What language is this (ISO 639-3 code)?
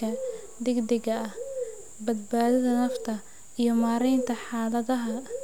som